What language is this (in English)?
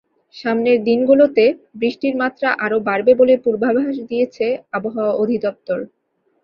Bangla